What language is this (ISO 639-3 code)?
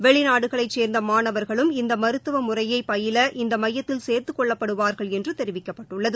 tam